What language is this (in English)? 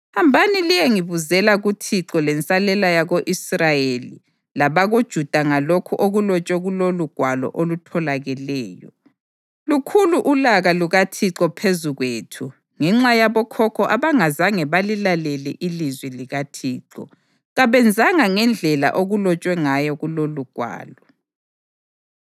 North Ndebele